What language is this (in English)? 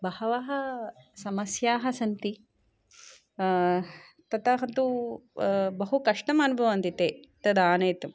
Sanskrit